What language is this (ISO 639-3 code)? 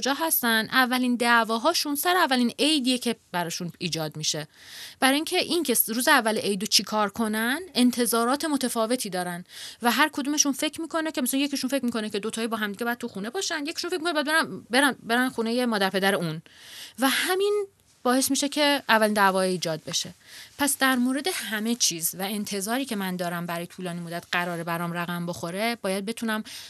fas